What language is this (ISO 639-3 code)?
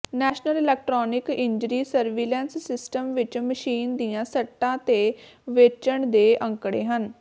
pan